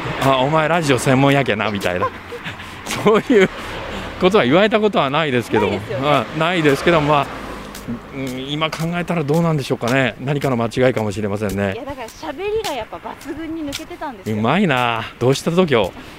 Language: Japanese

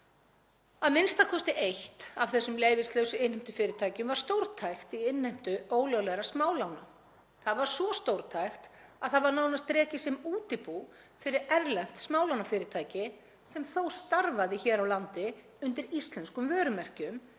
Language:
Icelandic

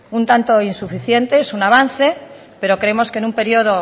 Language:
Spanish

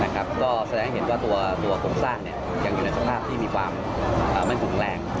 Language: Thai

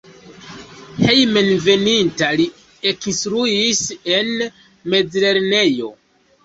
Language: Esperanto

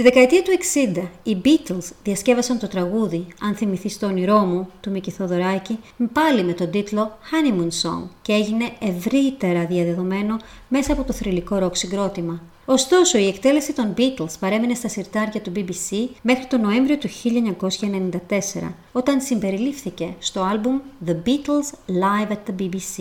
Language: Greek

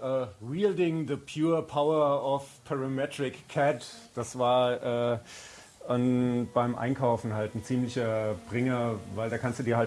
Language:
German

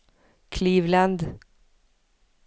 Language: Norwegian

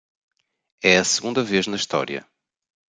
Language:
Portuguese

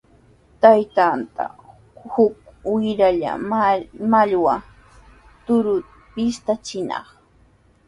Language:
Sihuas Ancash Quechua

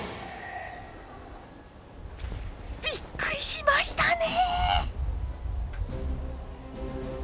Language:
Japanese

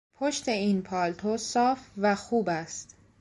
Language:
Persian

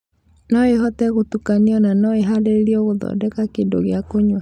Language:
Kikuyu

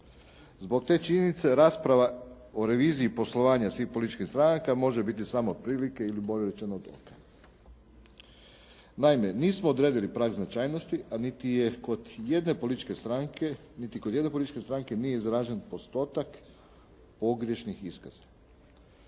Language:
Croatian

